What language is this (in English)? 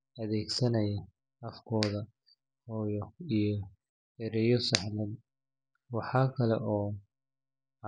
Somali